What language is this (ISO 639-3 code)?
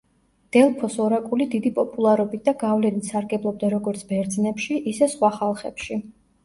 kat